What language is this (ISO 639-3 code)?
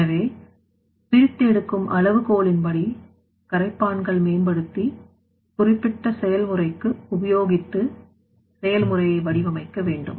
tam